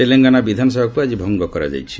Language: Odia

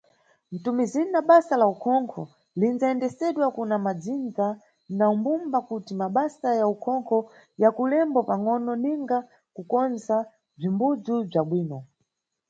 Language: Nyungwe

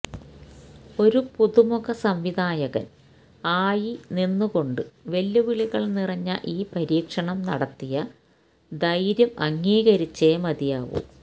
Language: Malayalam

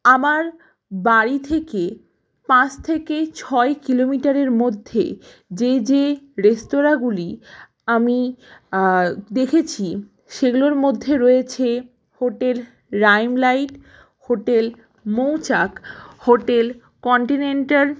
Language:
Bangla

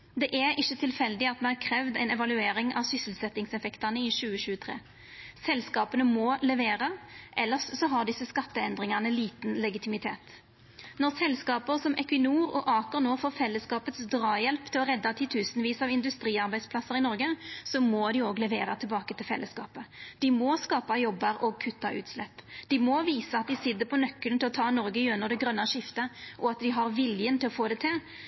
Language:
Norwegian Nynorsk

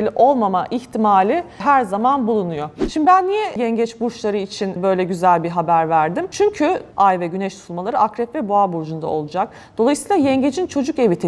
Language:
Turkish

